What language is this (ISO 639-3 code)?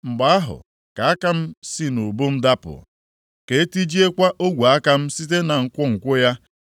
ibo